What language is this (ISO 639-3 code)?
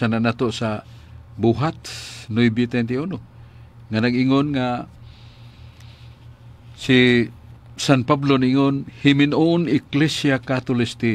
fil